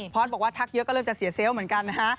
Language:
Thai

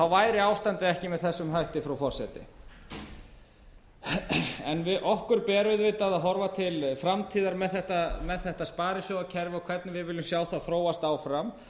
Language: Icelandic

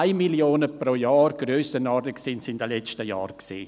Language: Swiss German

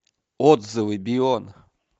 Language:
Russian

